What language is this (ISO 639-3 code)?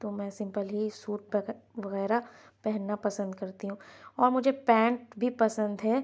urd